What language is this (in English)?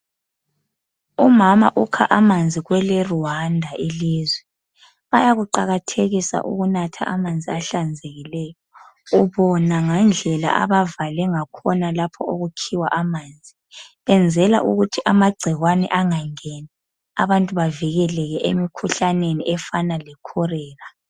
North Ndebele